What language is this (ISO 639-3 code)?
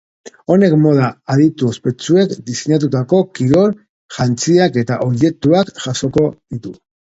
eus